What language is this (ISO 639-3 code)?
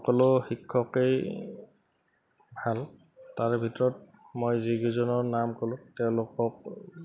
asm